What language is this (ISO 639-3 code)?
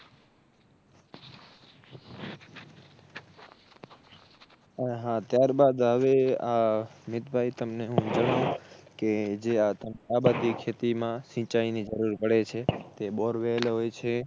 guj